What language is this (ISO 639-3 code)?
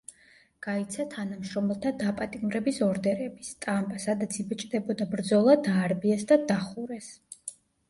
kat